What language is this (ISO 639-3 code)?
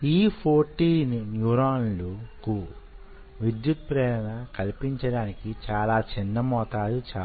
tel